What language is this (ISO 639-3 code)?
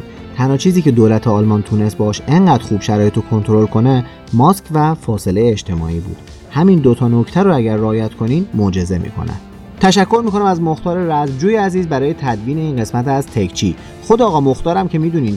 fas